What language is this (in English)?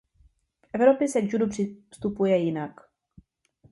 Czech